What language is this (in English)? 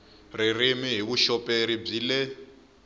Tsonga